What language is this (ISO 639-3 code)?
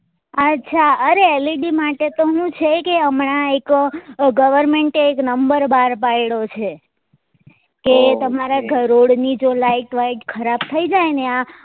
guj